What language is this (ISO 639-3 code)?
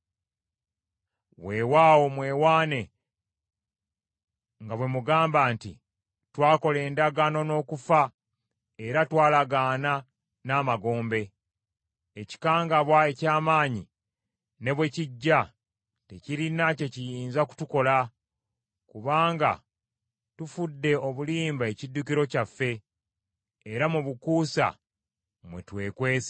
lug